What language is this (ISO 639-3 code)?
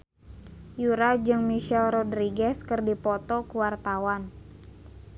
sun